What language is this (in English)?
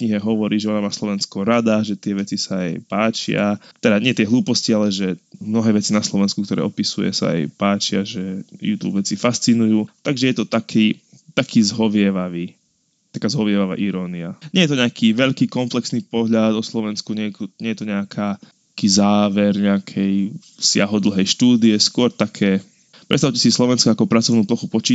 Slovak